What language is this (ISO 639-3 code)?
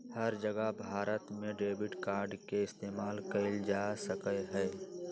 mag